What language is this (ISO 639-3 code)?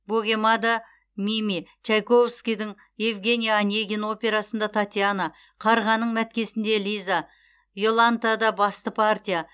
kaz